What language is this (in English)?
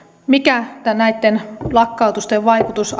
Finnish